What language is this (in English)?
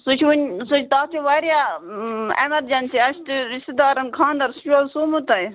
Kashmiri